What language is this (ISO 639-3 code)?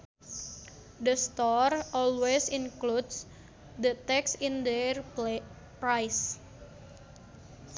sun